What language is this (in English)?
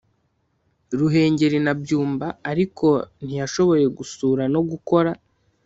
Kinyarwanda